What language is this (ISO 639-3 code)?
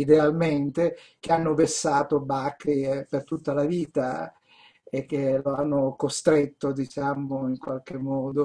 ita